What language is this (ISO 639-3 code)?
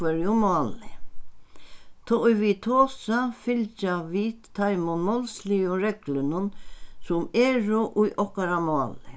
fao